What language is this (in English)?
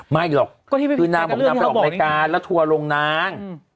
Thai